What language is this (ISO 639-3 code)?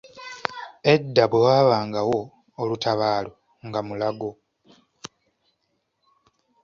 lug